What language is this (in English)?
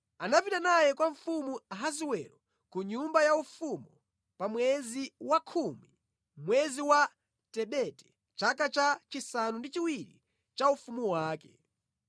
Nyanja